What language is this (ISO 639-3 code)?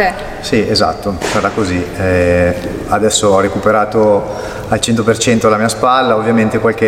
ita